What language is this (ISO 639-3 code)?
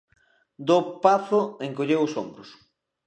glg